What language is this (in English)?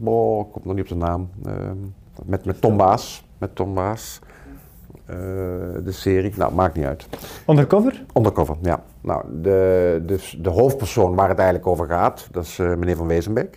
Dutch